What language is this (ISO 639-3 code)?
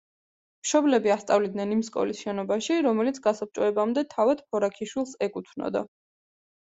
kat